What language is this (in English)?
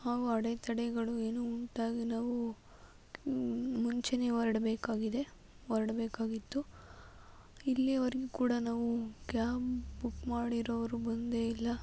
Kannada